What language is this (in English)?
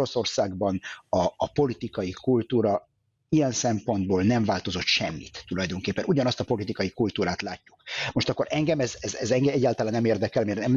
Hungarian